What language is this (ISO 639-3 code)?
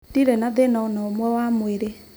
kik